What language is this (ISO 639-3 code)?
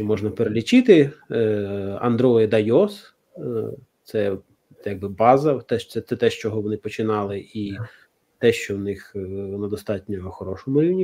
ukr